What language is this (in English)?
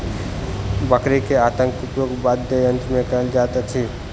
Maithili